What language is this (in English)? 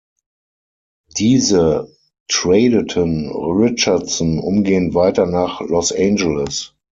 German